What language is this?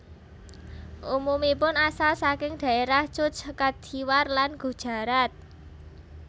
Javanese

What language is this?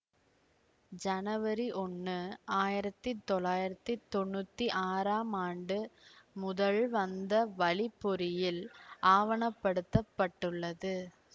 Tamil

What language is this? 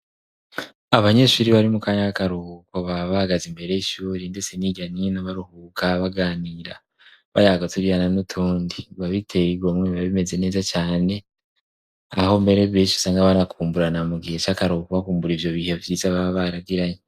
Rundi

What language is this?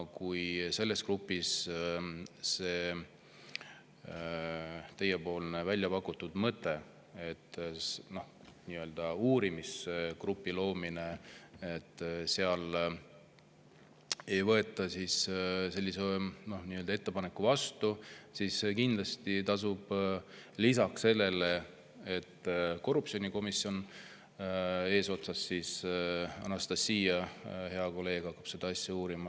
Estonian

